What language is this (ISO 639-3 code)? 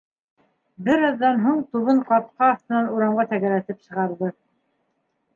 bak